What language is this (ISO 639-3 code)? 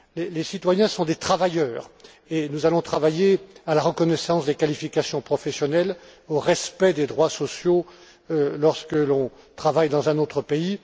fra